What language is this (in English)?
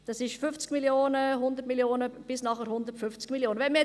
Swiss German